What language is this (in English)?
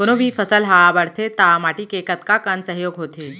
Chhattisgarhi